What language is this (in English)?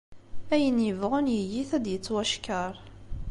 Kabyle